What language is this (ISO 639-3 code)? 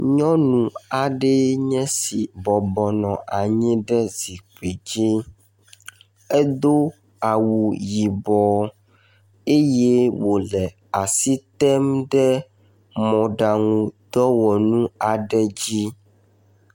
ewe